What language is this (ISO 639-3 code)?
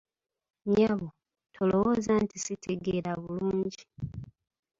lug